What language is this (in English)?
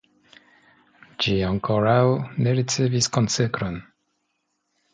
Esperanto